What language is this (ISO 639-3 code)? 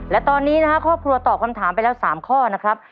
tha